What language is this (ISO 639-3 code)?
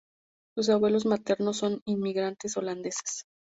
spa